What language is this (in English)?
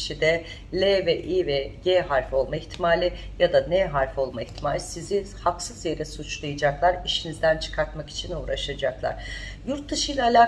Turkish